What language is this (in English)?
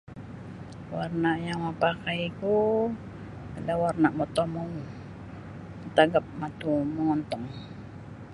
Sabah Bisaya